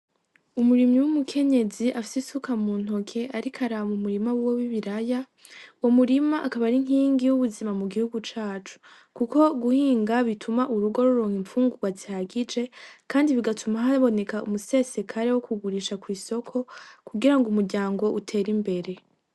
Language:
Rundi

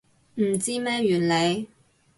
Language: Cantonese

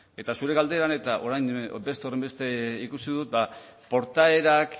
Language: Basque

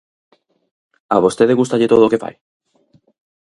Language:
Galician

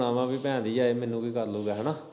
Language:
Punjabi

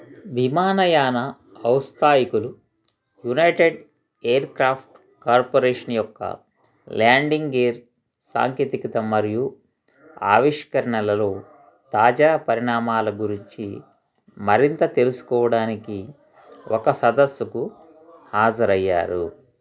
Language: Telugu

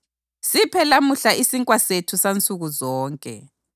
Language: North Ndebele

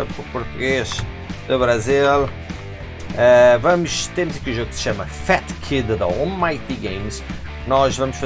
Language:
Portuguese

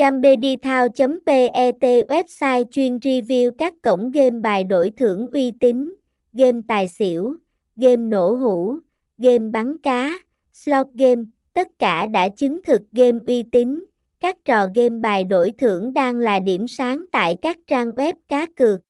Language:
Vietnamese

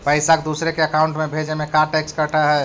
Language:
Magahi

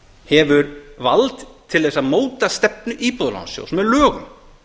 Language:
Icelandic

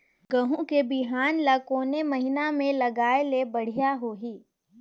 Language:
Chhattisgarhi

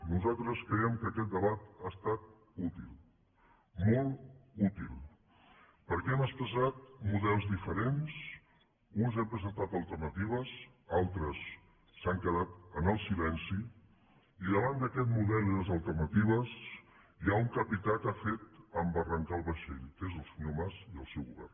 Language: Catalan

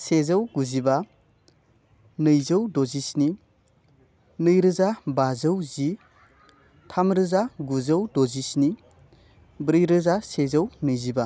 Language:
Bodo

